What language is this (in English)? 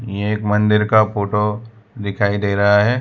Hindi